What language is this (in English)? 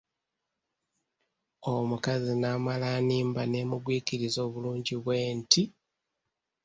Ganda